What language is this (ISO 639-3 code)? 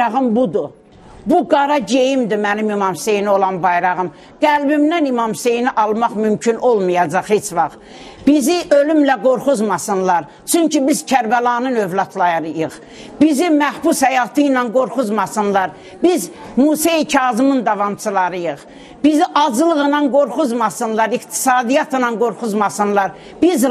tur